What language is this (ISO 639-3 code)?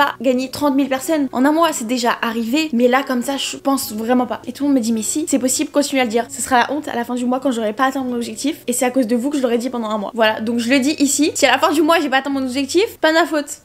fra